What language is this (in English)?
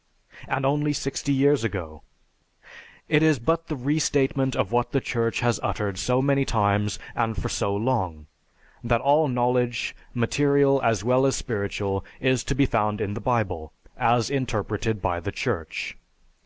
English